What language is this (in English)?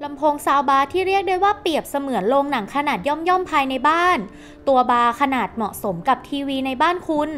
Thai